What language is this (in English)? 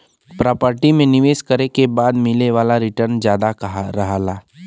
Bhojpuri